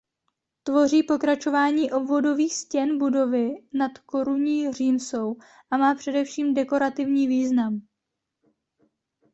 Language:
Czech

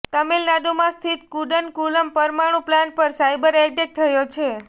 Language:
Gujarati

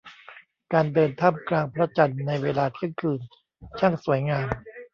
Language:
Thai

